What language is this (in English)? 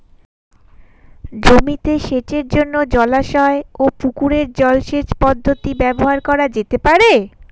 Bangla